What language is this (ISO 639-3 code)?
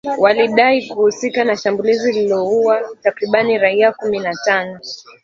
swa